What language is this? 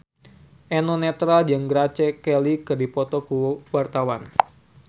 Sundanese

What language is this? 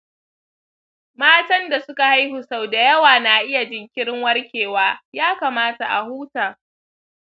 Hausa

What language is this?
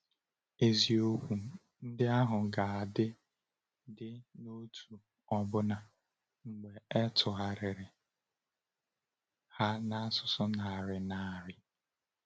Igbo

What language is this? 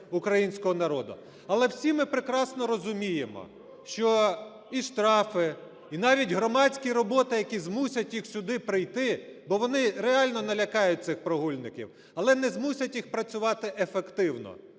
Ukrainian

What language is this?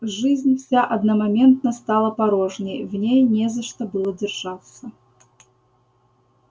Russian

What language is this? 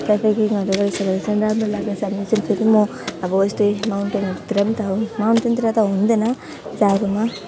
Nepali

